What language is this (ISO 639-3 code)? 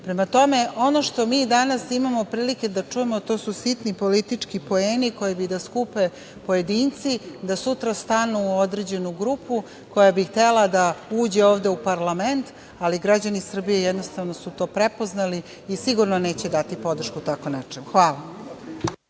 srp